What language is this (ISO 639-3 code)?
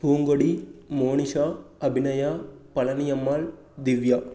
tam